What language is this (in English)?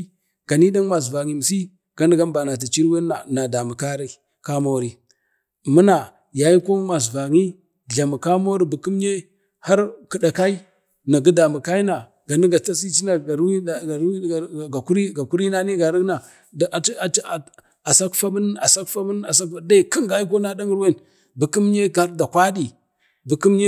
Bade